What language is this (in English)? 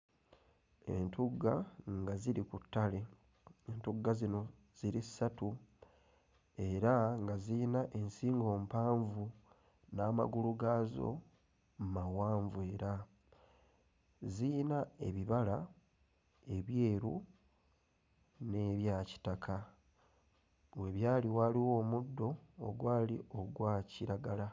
Ganda